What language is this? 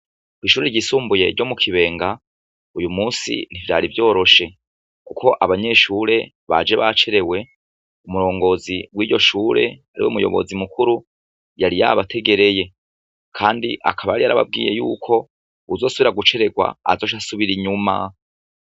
Rundi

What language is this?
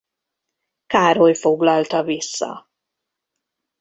Hungarian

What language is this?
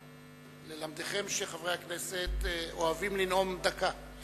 Hebrew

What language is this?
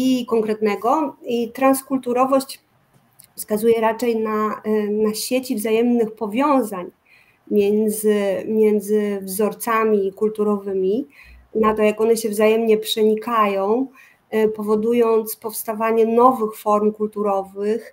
Polish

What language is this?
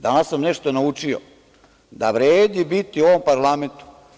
Serbian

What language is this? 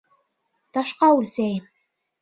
Bashkir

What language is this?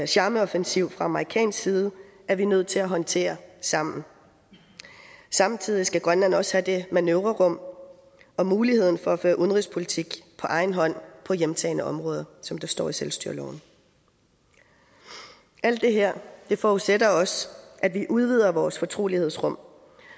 Danish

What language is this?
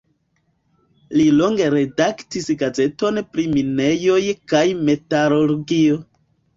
Esperanto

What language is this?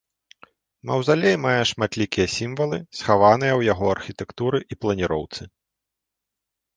Belarusian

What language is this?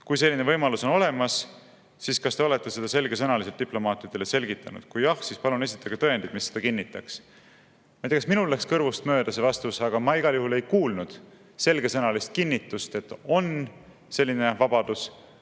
Estonian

